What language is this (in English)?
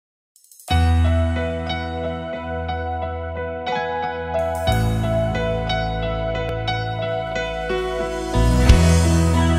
Vietnamese